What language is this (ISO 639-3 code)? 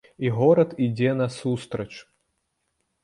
bel